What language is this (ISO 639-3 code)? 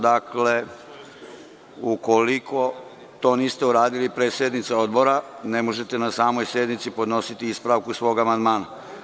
srp